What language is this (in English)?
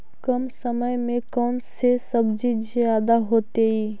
Magahi